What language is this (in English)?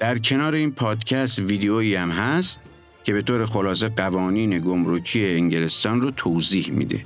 Persian